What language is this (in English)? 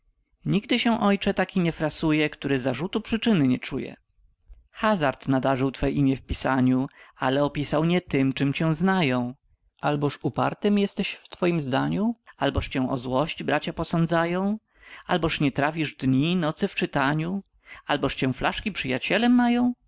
Polish